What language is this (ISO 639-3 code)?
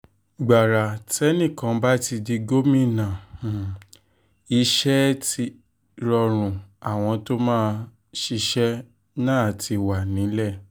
yor